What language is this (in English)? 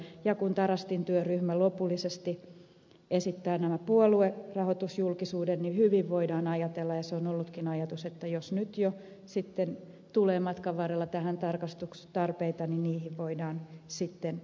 Finnish